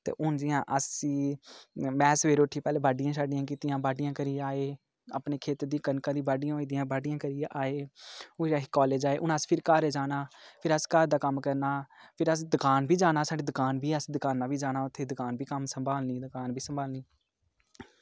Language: Dogri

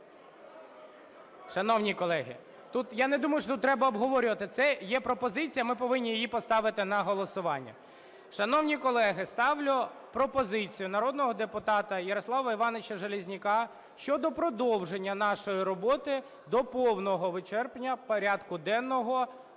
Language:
Ukrainian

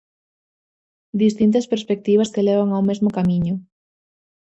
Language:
Galician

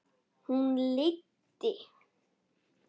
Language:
Icelandic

